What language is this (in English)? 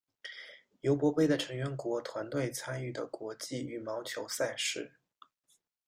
Chinese